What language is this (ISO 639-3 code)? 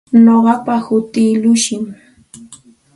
qxt